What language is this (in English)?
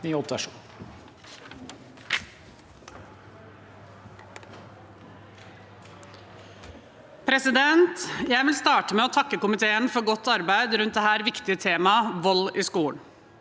Norwegian